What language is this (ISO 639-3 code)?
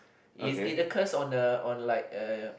eng